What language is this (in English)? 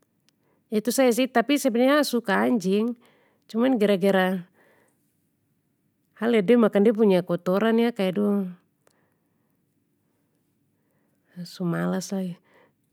Papuan Malay